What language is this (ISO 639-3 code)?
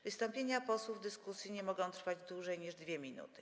pol